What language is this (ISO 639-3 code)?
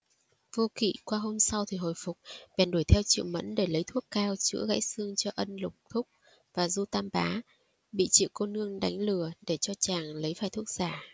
vie